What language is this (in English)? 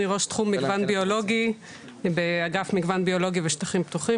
Hebrew